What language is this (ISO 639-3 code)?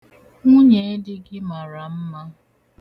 ibo